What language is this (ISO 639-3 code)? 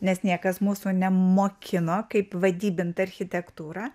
lit